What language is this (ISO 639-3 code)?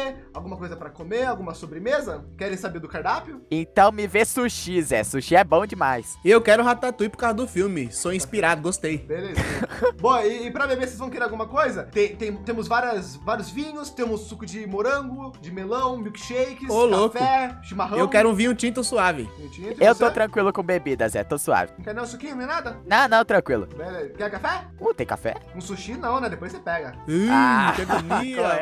por